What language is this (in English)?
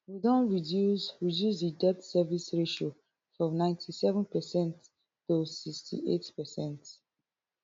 Nigerian Pidgin